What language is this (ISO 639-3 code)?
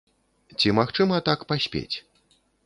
bel